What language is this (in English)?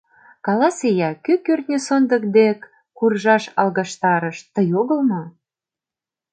Mari